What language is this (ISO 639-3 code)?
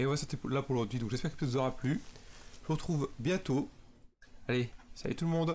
fra